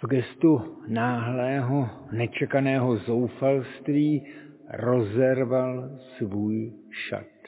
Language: Czech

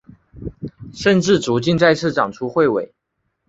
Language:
Chinese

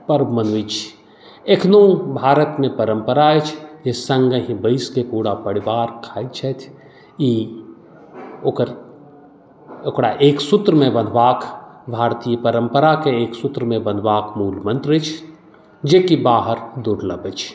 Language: Maithili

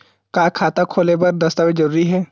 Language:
Chhattisgarhi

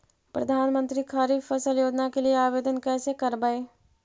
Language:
Magahi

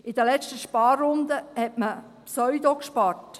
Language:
Swiss German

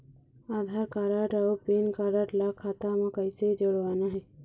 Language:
Chhattisgarhi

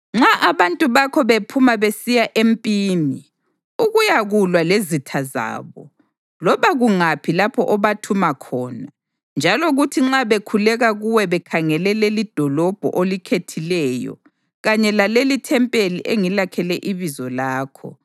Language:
North Ndebele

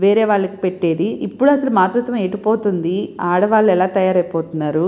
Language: Telugu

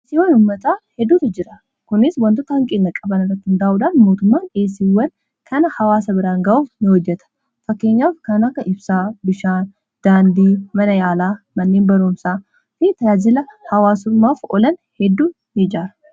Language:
Oromo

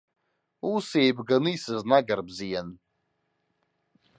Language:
Abkhazian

